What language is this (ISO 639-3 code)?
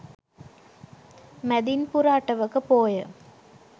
sin